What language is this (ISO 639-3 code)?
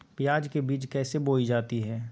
mag